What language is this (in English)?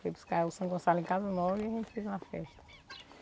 Portuguese